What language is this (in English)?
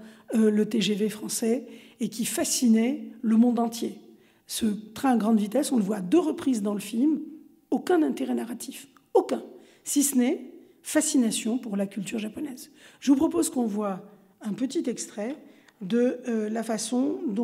French